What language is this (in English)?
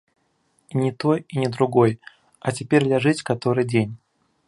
Belarusian